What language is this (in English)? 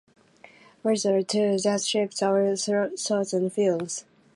Japanese